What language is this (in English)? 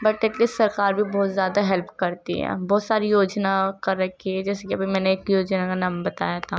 Urdu